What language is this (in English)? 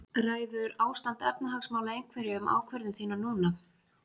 Icelandic